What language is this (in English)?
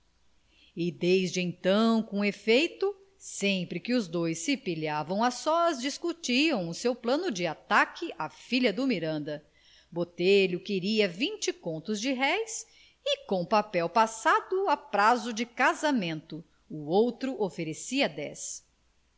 Portuguese